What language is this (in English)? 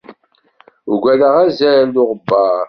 Kabyle